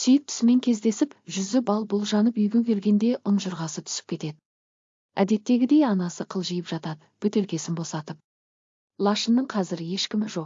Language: Turkish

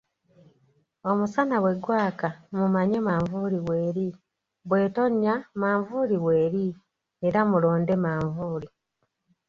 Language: Ganda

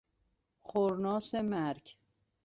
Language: Persian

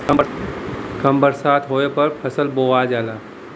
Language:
Bhojpuri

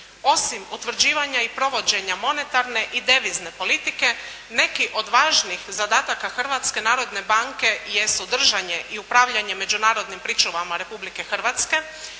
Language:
Croatian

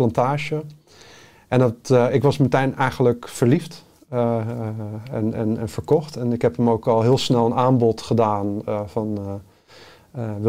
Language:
Dutch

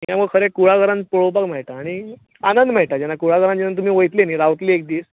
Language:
Konkani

